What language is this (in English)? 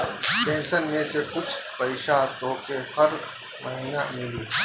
Bhojpuri